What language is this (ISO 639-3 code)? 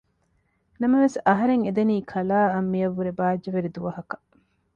div